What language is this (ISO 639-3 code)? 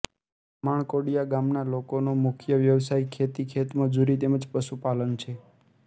guj